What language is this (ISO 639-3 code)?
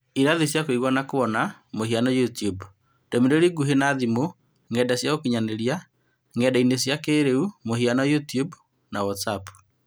kik